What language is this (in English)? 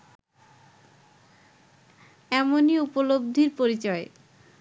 Bangla